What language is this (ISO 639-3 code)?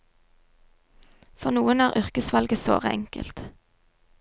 nor